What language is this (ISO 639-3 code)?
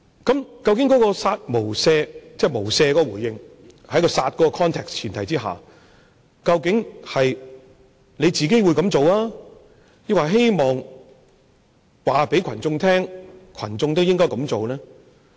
yue